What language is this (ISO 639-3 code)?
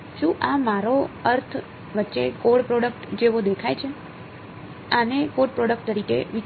guj